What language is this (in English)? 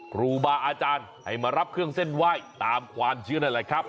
Thai